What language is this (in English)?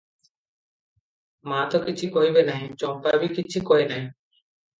Odia